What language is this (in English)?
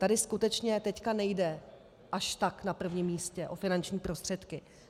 Czech